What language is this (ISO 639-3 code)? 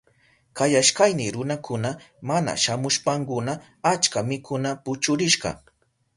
qup